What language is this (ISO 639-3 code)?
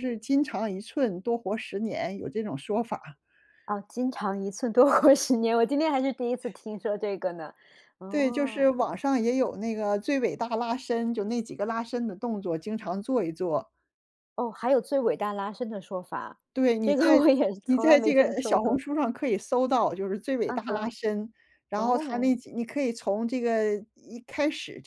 zho